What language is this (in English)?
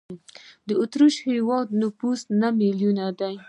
Pashto